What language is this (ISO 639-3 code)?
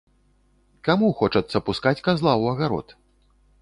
bel